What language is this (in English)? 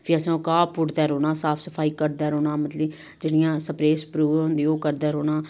Dogri